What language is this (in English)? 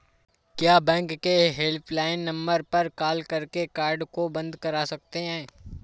Hindi